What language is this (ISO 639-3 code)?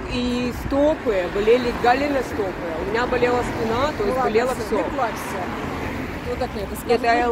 rus